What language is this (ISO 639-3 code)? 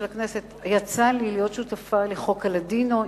heb